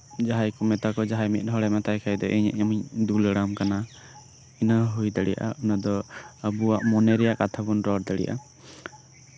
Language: Santali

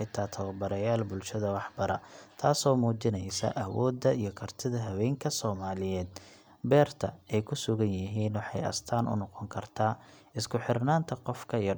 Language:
Somali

